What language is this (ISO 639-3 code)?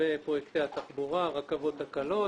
heb